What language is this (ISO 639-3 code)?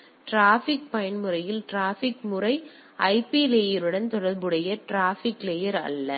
tam